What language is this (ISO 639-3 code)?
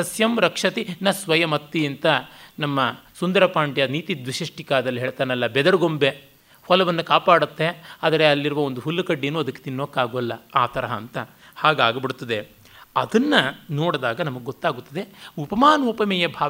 kan